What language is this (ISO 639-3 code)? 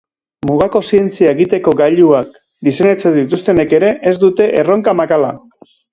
eus